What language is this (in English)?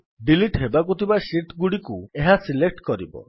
Odia